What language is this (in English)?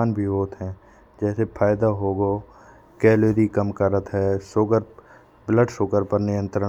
Bundeli